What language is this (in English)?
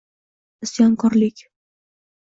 Uzbek